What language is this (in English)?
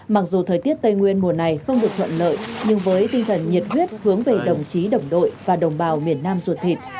Vietnamese